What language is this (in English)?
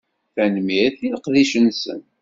Kabyle